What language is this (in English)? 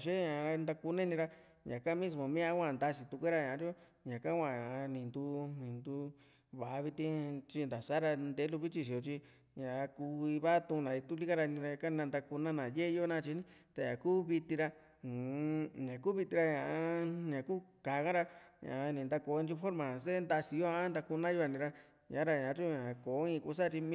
Juxtlahuaca Mixtec